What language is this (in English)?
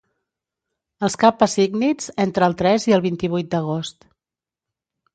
Catalan